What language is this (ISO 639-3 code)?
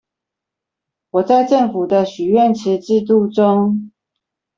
zho